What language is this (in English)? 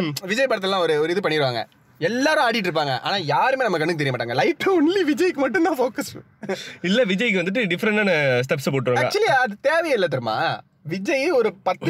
Tamil